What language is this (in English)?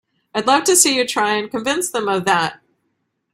English